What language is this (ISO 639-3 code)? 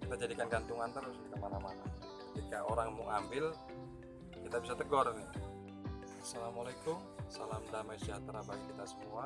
ind